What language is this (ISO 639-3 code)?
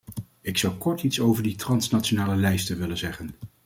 nld